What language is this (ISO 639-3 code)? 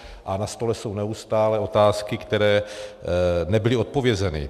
ces